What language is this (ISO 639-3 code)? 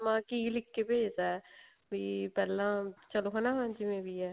pan